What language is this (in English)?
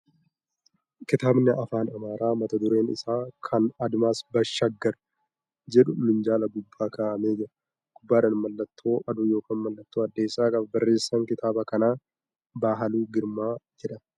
Oromo